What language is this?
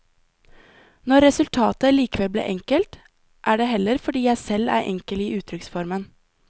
Norwegian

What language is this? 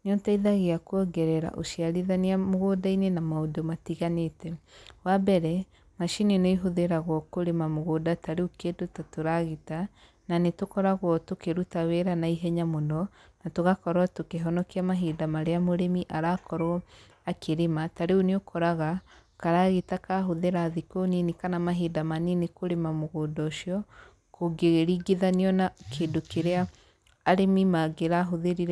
Kikuyu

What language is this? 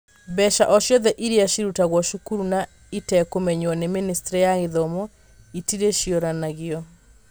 Kikuyu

